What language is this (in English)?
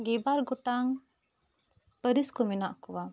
Santali